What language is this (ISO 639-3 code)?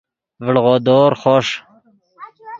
ydg